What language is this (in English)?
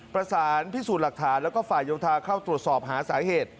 Thai